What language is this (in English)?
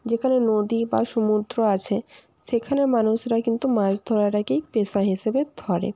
Bangla